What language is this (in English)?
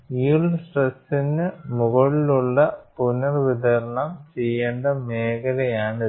Malayalam